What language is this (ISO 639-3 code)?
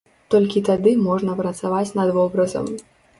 bel